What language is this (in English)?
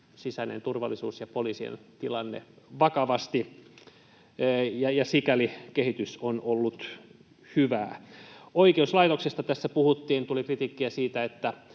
Finnish